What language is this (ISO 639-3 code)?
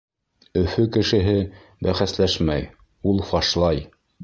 bak